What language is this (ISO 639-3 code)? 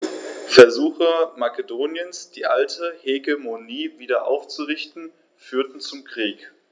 deu